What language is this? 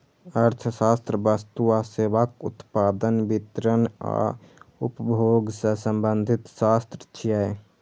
Maithili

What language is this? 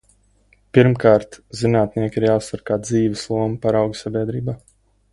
Latvian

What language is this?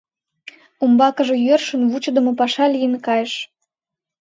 Mari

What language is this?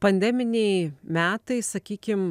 Lithuanian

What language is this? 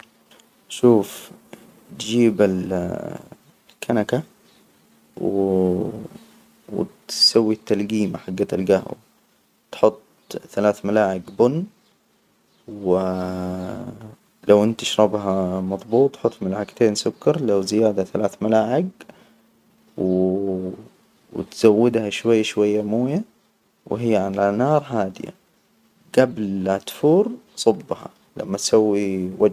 Hijazi Arabic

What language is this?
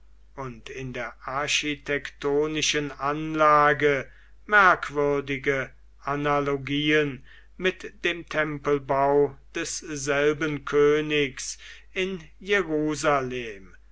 German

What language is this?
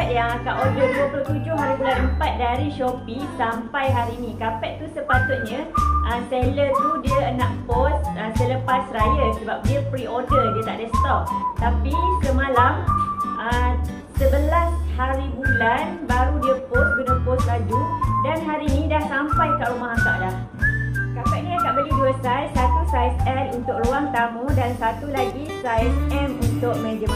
Malay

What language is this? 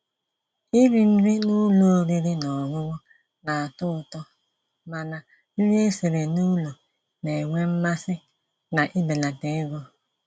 Igbo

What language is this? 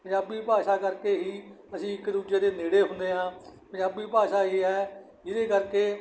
Punjabi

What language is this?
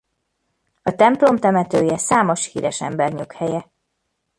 Hungarian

